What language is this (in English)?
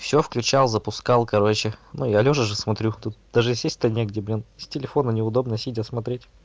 Russian